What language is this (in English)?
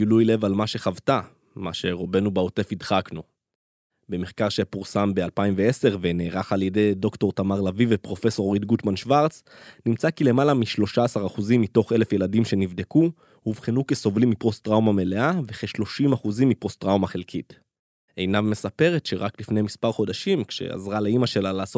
Hebrew